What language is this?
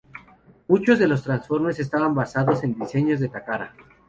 Spanish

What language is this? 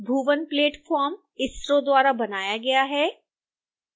Hindi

